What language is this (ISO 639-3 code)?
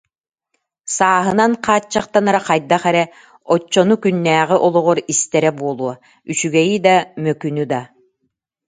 sah